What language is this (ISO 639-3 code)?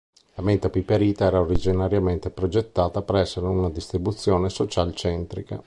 ita